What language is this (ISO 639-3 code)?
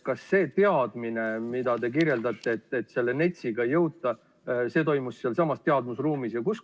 est